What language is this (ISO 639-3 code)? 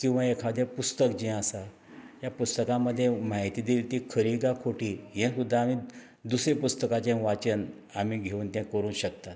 kok